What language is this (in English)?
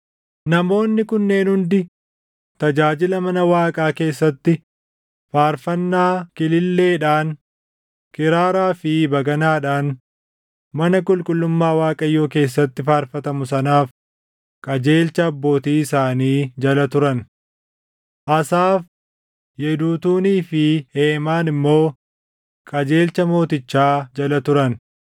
Oromo